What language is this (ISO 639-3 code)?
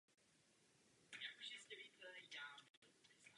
ces